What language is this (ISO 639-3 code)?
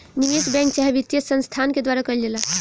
bho